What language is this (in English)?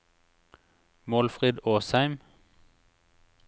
Norwegian